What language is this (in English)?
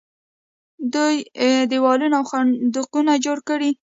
Pashto